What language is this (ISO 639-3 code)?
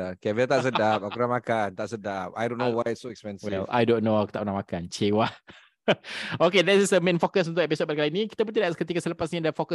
msa